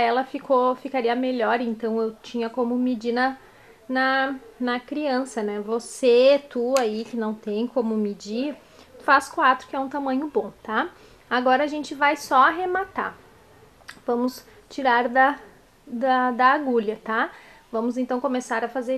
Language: Portuguese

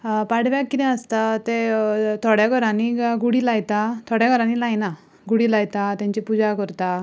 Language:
Konkani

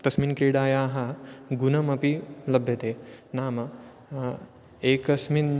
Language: Sanskrit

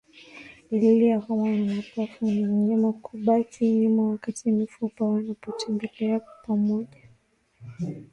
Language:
Swahili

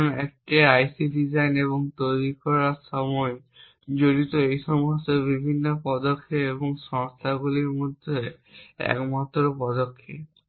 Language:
Bangla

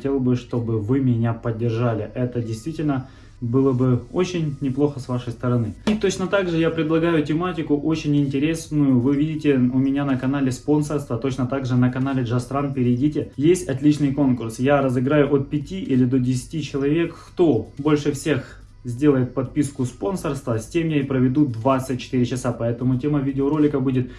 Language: Russian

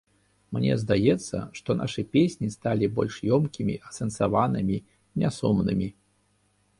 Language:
Belarusian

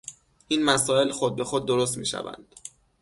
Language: Persian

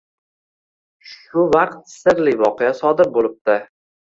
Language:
Uzbek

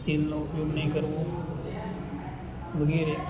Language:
Gujarati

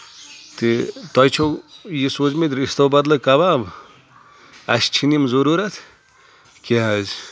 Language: Kashmiri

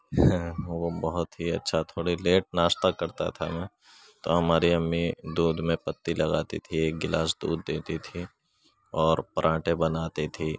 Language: Urdu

